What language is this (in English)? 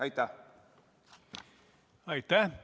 Estonian